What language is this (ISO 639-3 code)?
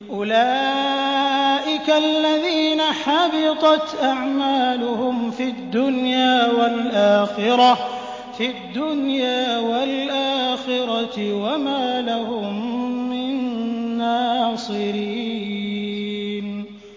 ara